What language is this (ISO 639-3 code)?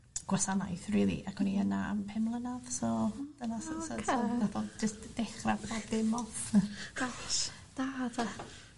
cym